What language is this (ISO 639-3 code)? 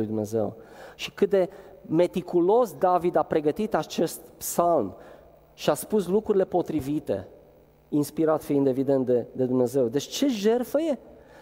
ron